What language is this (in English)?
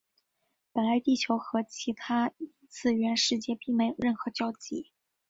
Chinese